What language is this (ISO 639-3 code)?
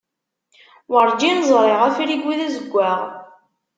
kab